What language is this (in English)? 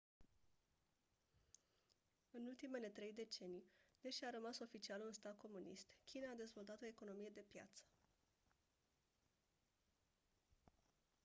Romanian